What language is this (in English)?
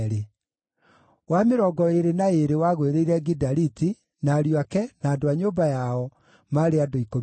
Kikuyu